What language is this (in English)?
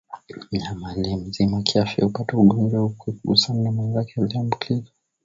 Swahili